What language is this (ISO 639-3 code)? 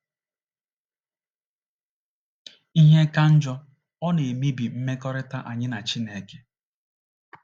ibo